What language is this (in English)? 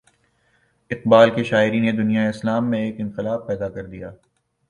Urdu